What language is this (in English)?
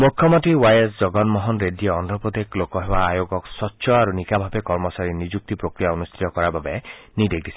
Assamese